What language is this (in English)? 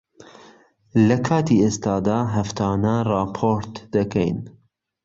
Central Kurdish